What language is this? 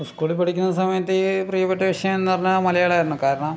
Malayalam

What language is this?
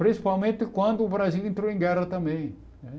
Portuguese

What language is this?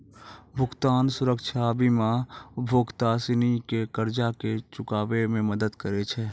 Maithili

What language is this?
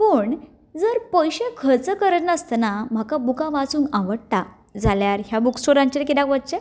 Konkani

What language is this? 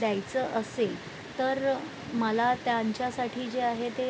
Marathi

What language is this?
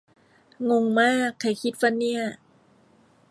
Thai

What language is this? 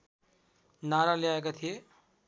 Nepali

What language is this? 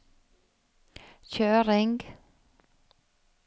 Norwegian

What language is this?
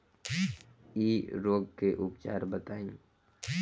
Bhojpuri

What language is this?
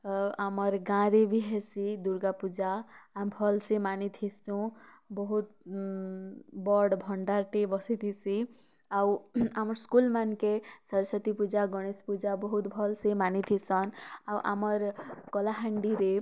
Odia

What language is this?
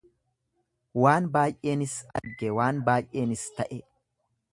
Oromo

